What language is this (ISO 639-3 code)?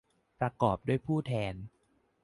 tha